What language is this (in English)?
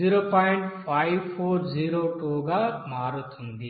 Telugu